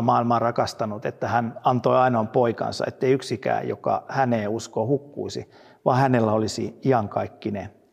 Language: Finnish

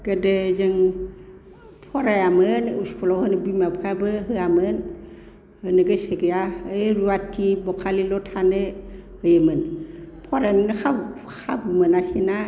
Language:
Bodo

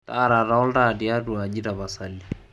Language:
Masai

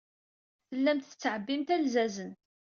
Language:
Kabyle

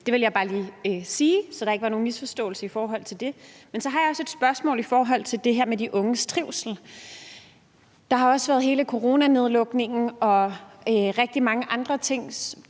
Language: Danish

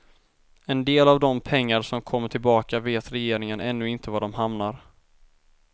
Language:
Swedish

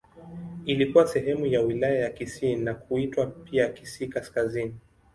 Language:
Swahili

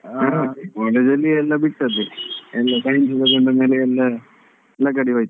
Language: Kannada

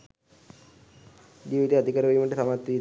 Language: Sinhala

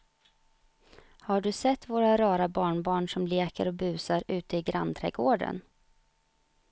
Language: Swedish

